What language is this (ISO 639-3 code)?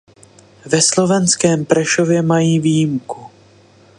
ces